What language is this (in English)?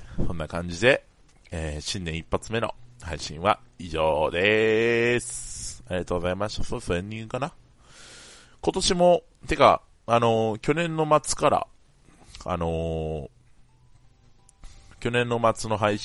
Japanese